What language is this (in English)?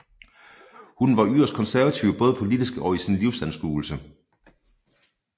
Danish